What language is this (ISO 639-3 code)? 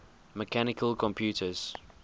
eng